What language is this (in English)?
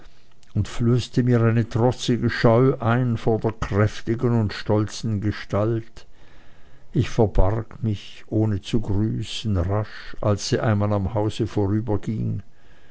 German